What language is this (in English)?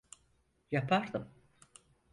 Turkish